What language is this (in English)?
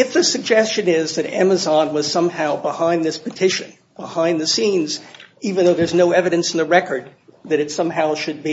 English